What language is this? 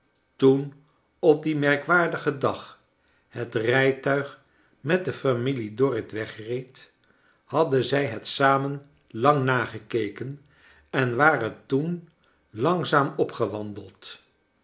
Dutch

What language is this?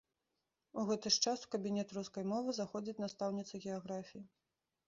Belarusian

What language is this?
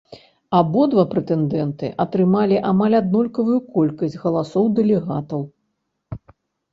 Belarusian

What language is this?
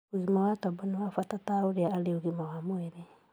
Kikuyu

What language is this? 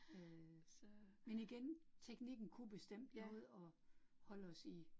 Danish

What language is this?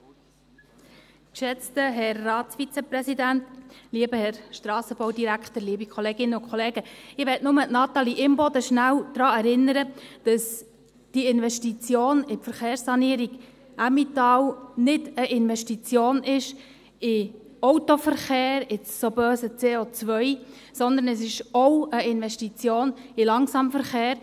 Swiss German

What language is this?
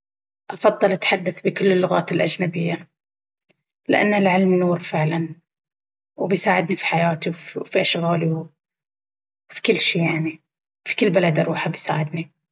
Baharna Arabic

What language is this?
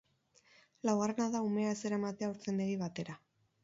Basque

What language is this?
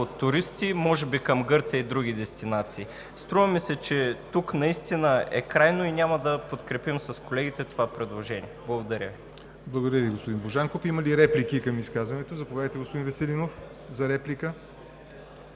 Bulgarian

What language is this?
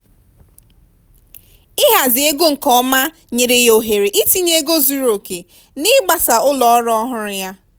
Igbo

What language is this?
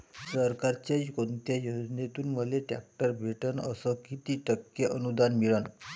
Marathi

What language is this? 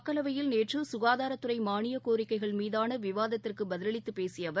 Tamil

